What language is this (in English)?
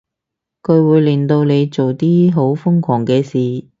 Cantonese